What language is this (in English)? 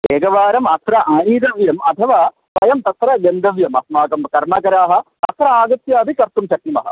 Sanskrit